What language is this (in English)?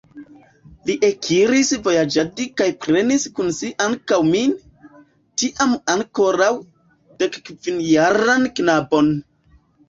Esperanto